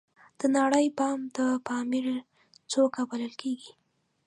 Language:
Pashto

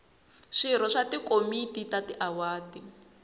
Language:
Tsonga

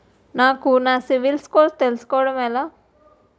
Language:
Telugu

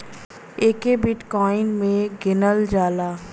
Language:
Bhojpuri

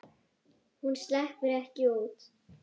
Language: Icelandic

